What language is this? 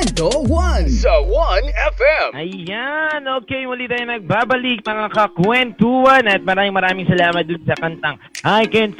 Filipino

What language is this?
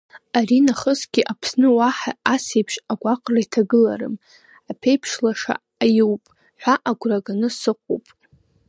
Abkhazian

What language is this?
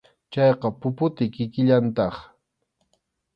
Arequipa-La Unión Quechua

